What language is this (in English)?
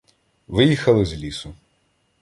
Ukrainian